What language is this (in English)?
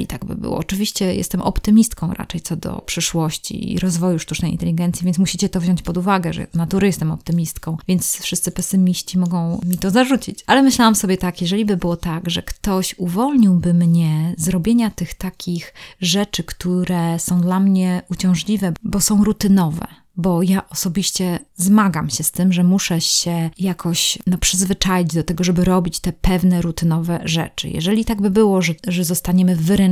Polish